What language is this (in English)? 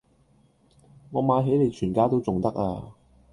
Cantonese